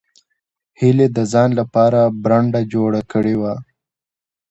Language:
Pashto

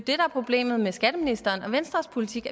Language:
Danish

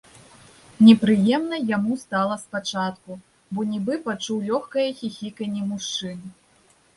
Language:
Belarusian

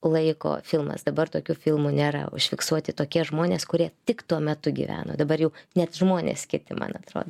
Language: Lithuanian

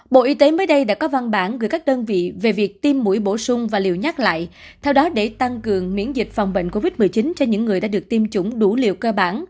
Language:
Vietnamese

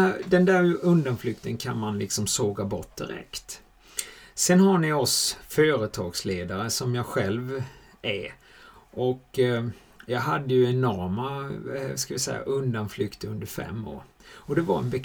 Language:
Swedish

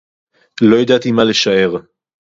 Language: Hebrew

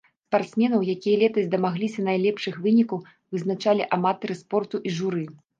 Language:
Belarusian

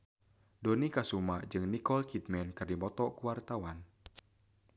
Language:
Sundanese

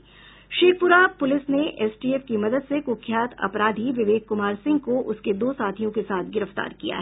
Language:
Hindi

